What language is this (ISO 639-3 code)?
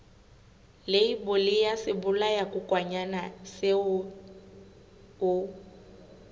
sot